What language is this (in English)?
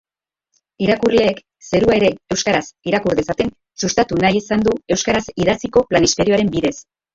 Basque